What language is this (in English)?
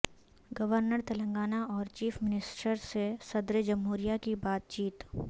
Urdu